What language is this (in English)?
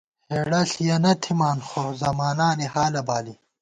Gawar-Bati